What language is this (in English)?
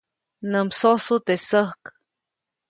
Copainalá Zoque